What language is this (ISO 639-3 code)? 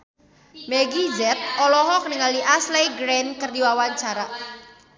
sun